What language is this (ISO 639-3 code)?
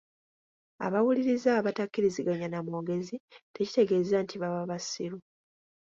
lug